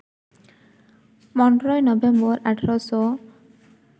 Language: Santali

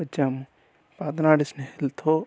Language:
Telugu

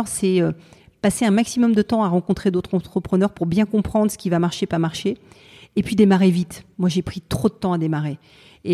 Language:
French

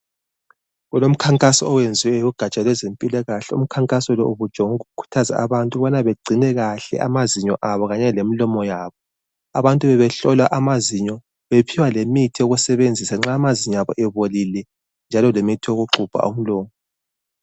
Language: North Ndebele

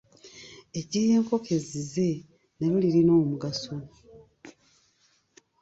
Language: Ganda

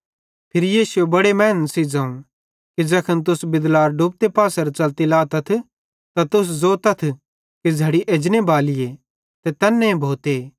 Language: Bhadrawahi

